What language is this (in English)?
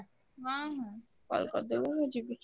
Odia